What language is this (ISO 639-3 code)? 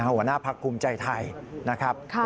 tha